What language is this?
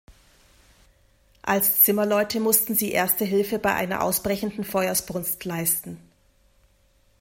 German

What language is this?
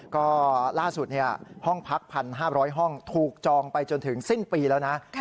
Thai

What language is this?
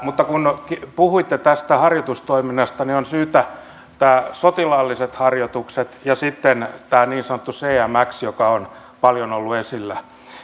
Finnish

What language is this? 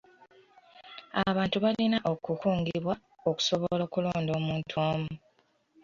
Ganda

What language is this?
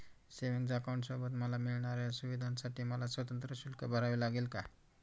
Marathi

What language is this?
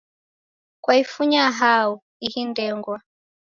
Taita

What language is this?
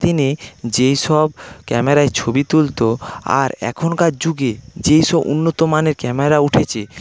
Bangla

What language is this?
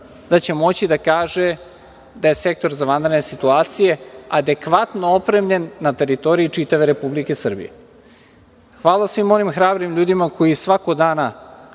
Serbian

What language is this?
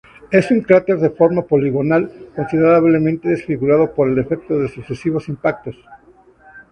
Spanish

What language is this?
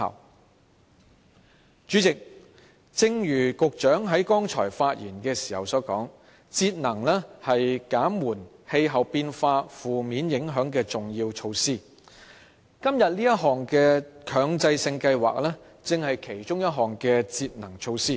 Cantonese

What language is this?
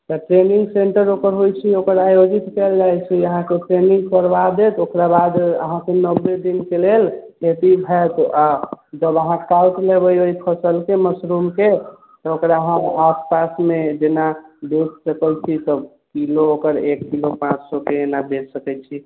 Maithili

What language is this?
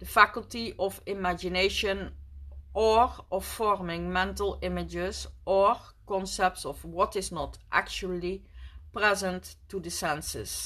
Dutch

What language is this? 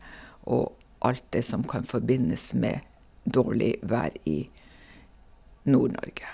Norwegian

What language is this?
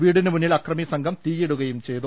Malayalam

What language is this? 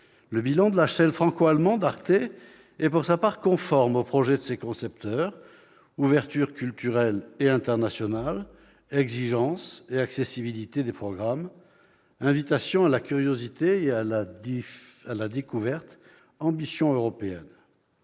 French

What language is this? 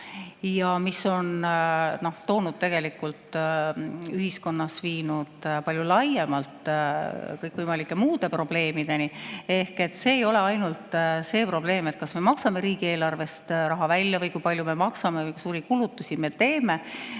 Estonian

